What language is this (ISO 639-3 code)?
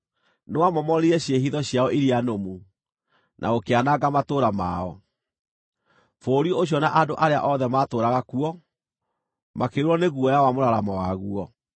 kik